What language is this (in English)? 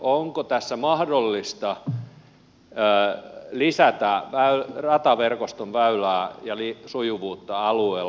Finnish